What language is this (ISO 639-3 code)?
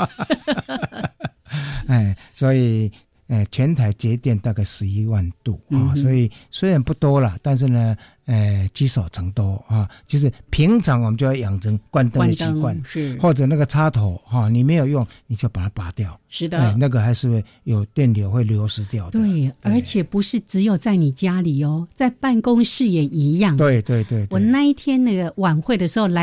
zho